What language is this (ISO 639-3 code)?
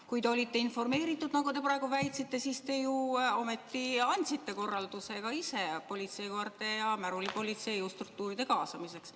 est